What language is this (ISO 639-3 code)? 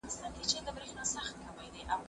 pus